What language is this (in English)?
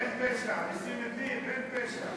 Hebrew